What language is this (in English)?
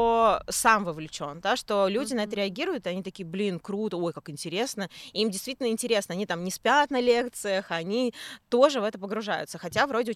Russian